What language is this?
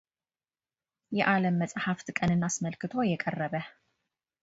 Amharic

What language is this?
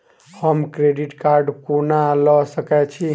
Maithili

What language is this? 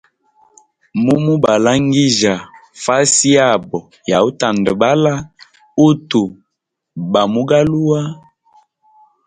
Hemba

